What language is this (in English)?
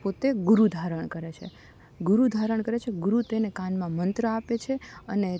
Gujarati